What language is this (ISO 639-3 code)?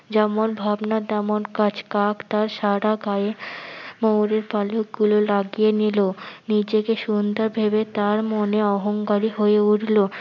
ben